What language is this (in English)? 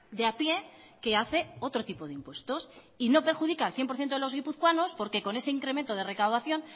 Spanish